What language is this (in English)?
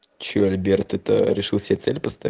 Russian